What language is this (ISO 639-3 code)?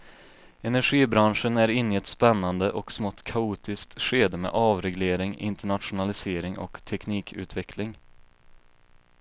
swe